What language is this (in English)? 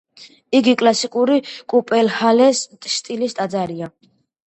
Georgian